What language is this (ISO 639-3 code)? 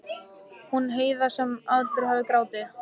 isl